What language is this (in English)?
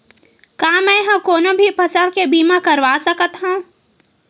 Chhattisgarhi